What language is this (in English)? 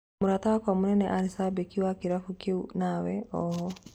Kikuyu